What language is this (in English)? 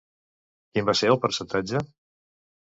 Catalan